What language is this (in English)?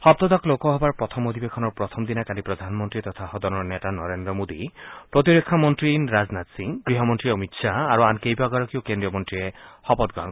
Assamese